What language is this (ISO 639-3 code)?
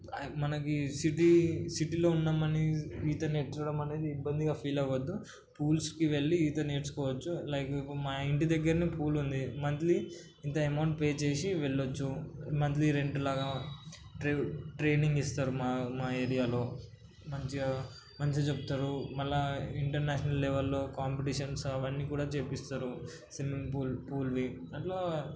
tel